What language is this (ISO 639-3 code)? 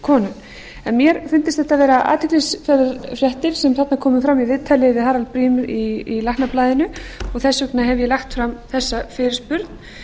isl